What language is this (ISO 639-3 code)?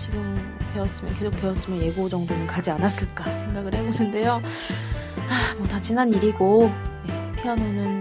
kor